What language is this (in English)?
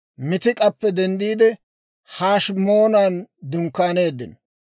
Dawro